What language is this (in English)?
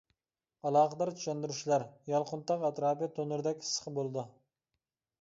Uyghur